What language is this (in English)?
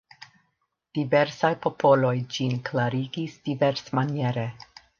Esperanto